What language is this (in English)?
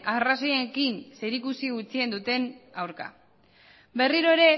Basque